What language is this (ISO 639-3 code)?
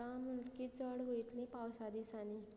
kok